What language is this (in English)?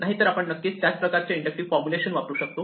Marathi